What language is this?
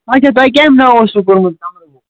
Kashmiri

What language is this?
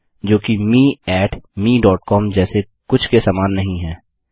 Hindi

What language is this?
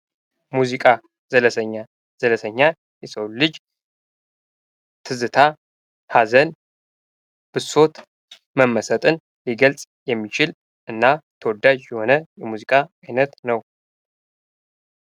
Amharic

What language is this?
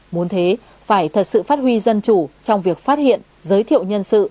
Vietnamese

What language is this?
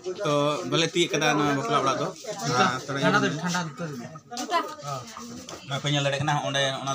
Indonesian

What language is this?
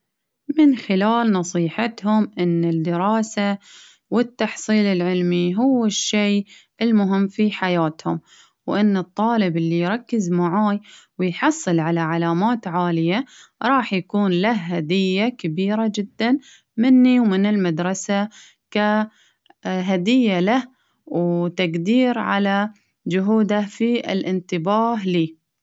Baharna Arabic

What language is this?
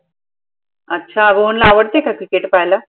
Marathi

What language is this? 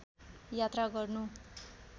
Nepali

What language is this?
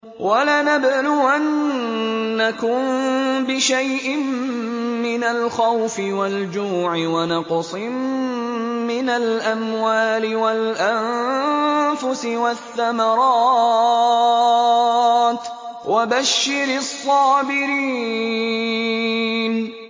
Arabic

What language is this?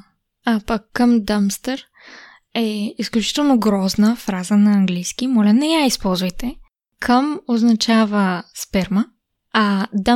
Bulgarian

